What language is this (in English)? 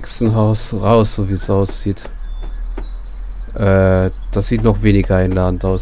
German